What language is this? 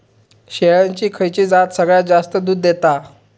Marathi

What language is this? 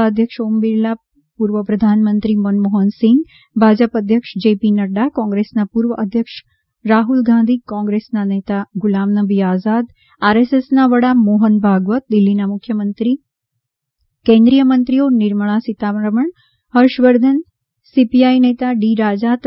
Gujarati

